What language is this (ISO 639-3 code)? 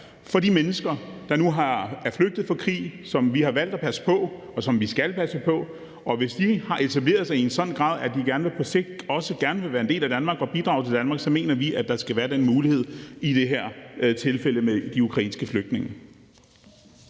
dan